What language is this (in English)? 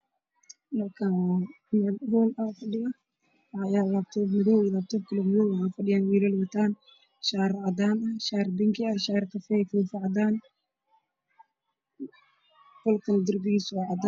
Somali